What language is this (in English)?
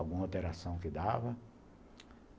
Portuguese